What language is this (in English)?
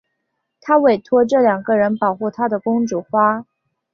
Chinese